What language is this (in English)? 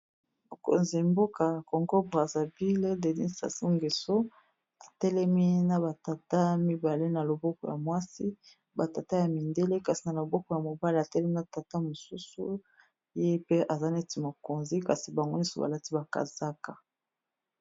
Lingala